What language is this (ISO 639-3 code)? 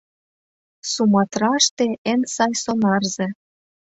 chm